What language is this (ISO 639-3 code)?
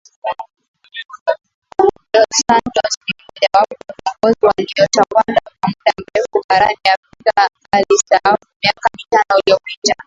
swa